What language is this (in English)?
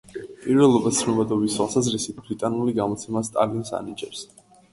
Georgian